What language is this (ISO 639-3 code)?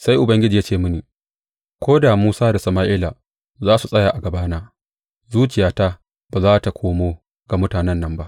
hau